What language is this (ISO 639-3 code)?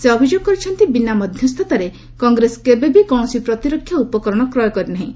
ori